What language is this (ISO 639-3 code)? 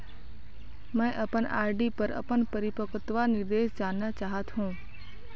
hne